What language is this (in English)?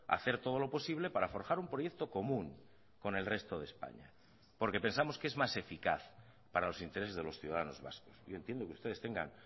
Spanish